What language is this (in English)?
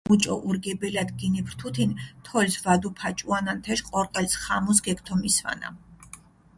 Mingrelian